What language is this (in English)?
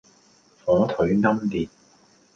Cantonese